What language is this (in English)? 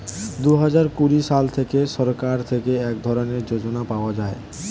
Bangla